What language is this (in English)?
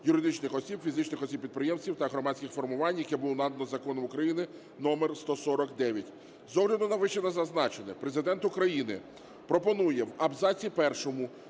Ukrainian